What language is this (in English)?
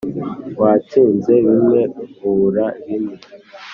Kinyarwanda